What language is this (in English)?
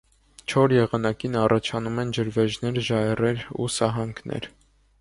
Armenian